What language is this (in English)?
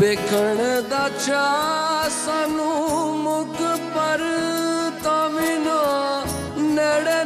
Romanian